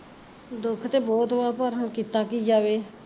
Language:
Punjabi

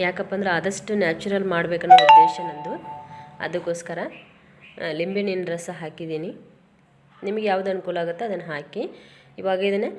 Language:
Kannada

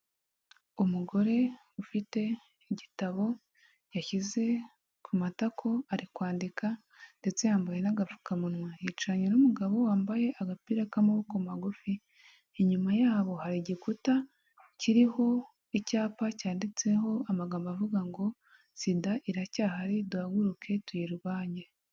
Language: Kinyarwanda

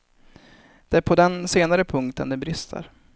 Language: Swedish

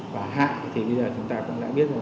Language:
Vietnamese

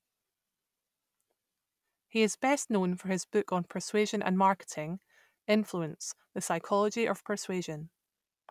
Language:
English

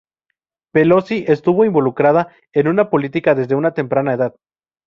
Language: Spanish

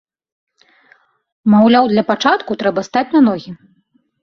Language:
Belarusian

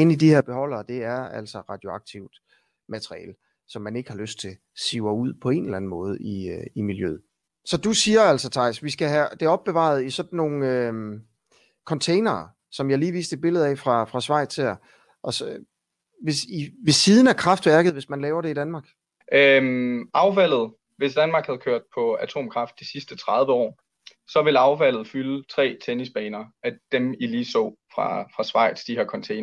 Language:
Danish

